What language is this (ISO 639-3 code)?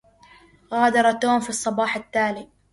ara